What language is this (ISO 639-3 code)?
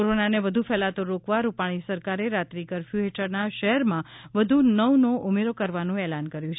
guj